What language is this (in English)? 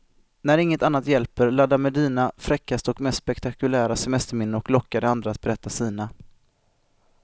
Swedish